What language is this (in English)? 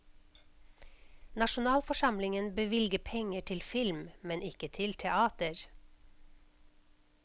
Norwegian